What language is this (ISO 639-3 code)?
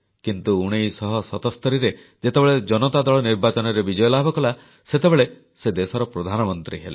ori